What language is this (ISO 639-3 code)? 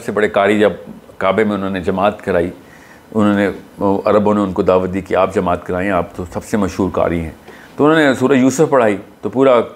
urd